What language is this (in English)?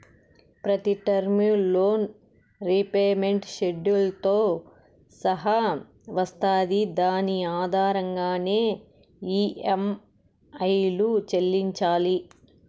Telugu